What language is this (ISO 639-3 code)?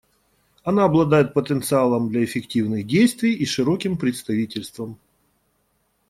rus